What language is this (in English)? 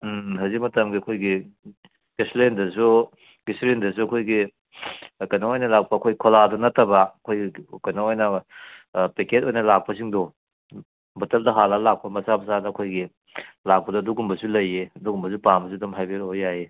Manipuri